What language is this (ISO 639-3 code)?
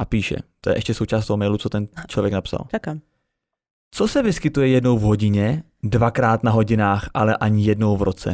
ces